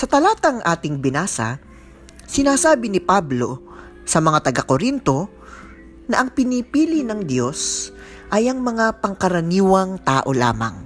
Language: Filipino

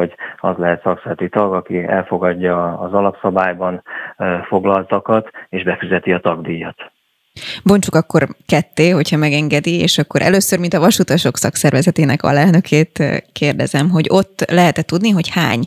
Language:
Hungarian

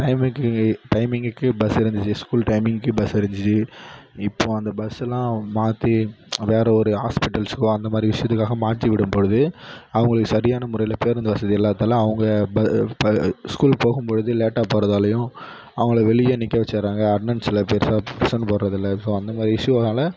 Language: Tamil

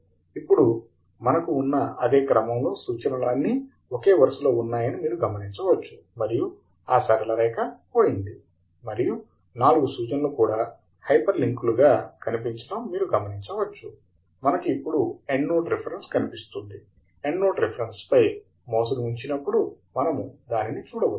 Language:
Telugu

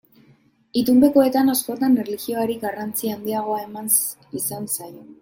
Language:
Basque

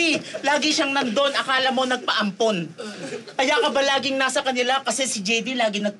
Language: Filipino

